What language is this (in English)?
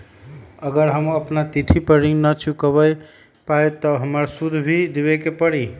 Magahi